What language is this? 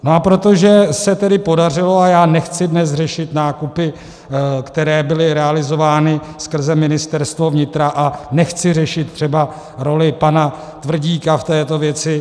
Czech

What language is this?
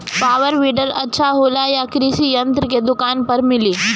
Bhojpuri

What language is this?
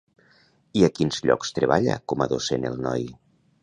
Catalan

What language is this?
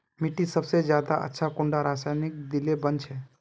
Magahi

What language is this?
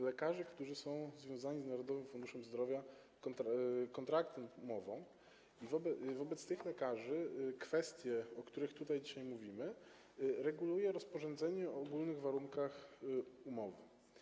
Polish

